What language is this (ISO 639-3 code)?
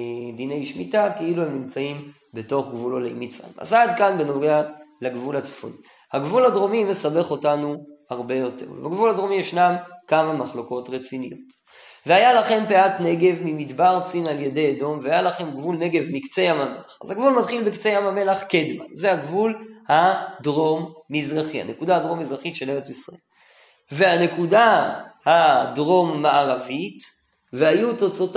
heb